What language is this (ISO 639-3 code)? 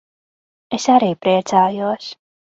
lav